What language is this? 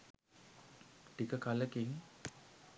Sinhala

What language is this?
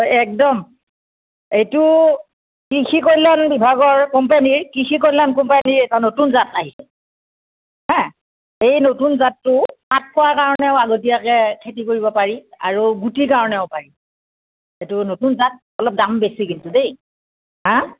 Assamese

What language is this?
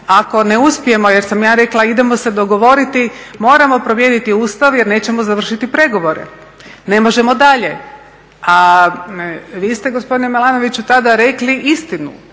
Croatian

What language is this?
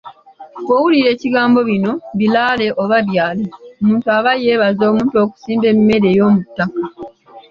Ganda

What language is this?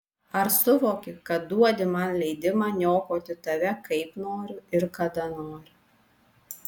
Lithuanian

